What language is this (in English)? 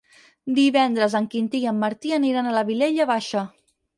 Catalan